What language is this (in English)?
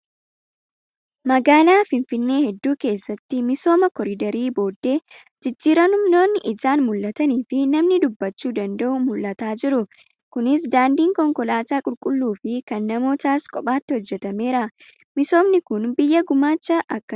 Oromo